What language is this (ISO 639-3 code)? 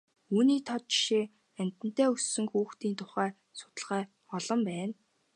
mon